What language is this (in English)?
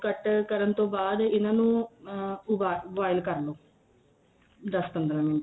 Punjabi